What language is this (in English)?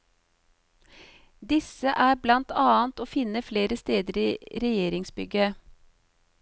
Norwegian